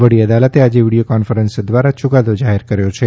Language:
Gujarati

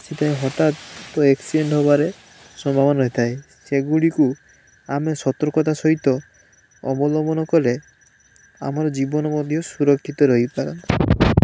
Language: Odia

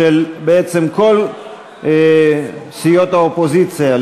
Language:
Hebrew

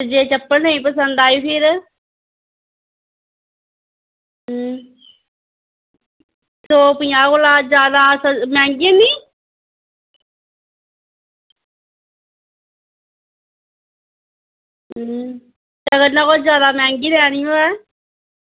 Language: Dogri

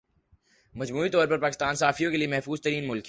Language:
Urdu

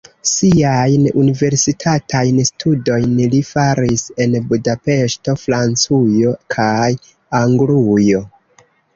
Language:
Esperanto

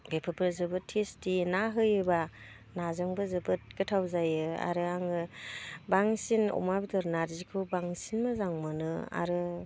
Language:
Bodo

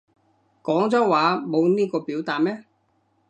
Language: Cantonese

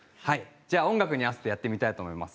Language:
Japanese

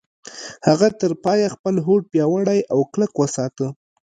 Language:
Pashto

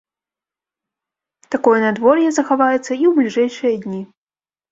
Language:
Belarusian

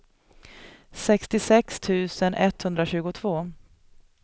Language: Swedish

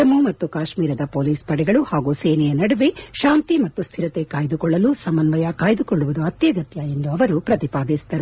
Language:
Kannada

